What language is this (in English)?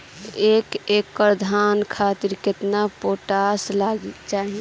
Bhojpuri